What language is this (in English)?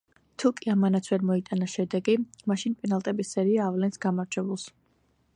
Georgian